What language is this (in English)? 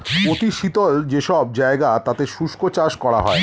Bangla